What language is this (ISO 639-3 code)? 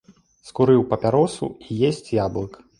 bel